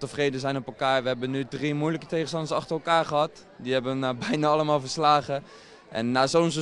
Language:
Dutch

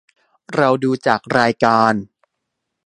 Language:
Thai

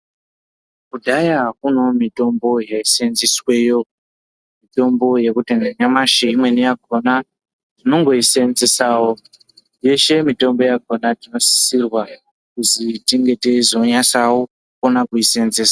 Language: Ndau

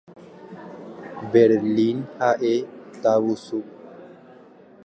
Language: Guarani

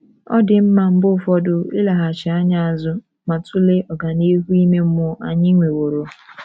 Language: Igbo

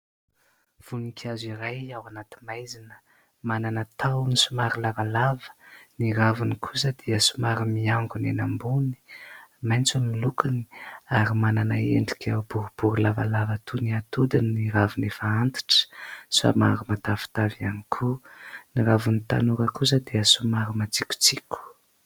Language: Malagasy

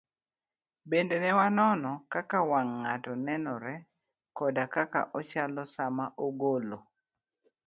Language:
Luo (Kenya and Tanzania)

